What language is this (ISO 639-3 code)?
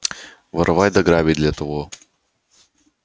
rus